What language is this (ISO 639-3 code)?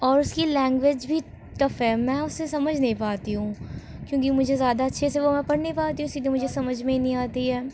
urd